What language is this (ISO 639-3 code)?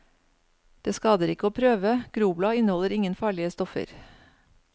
nor